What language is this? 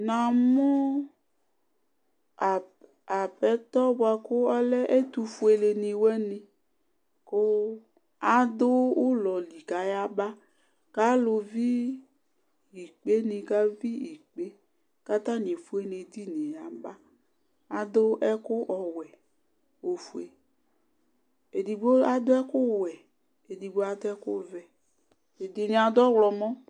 Ikposo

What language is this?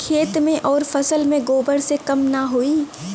Bhojpuri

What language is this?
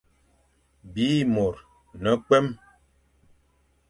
Fang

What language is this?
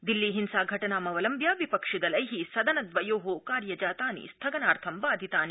Sanskrit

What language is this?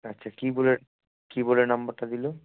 Bangla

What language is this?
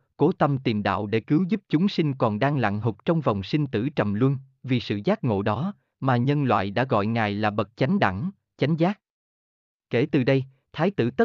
Vietnamese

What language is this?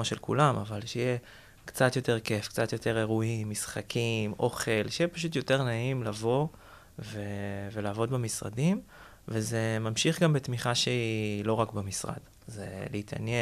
Hebrew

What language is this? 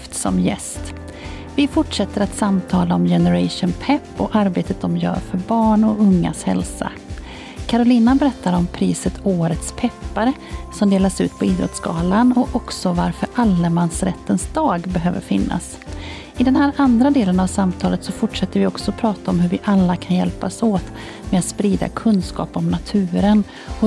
Swedish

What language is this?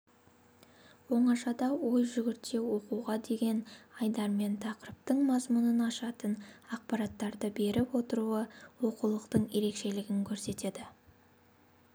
Kazakh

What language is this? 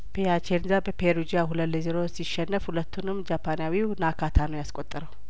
Amharic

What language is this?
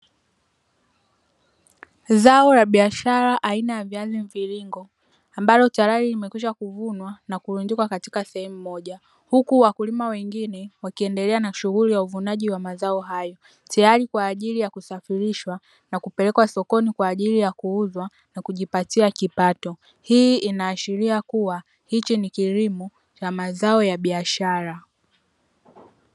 Swahili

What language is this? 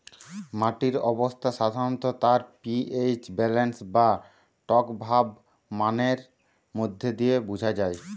Bangla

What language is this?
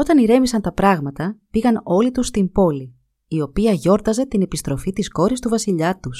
Greek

